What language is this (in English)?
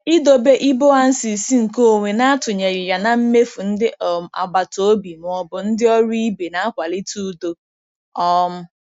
Igbo